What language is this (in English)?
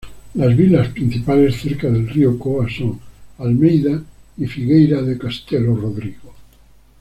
Spanish